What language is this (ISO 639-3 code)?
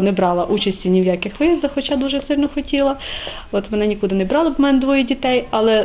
ukr